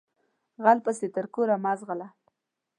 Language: Pashto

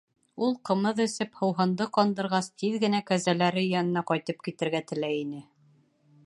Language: Bashkir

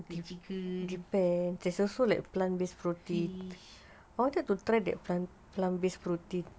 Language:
English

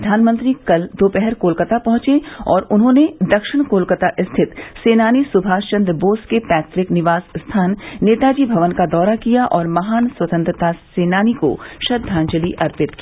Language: Hindi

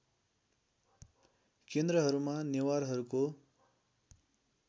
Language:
Nepali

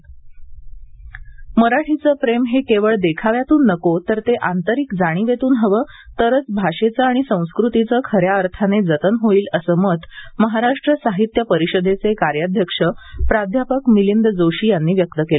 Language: Marathi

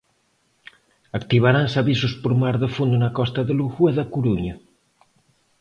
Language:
Galician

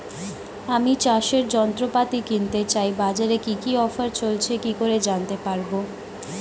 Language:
Bangla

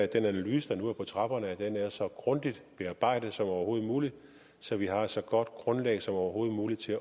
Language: Danish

